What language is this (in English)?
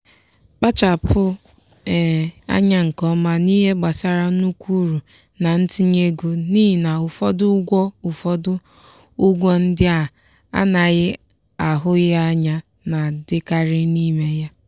Igbo